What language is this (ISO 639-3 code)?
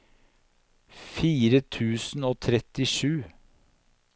nor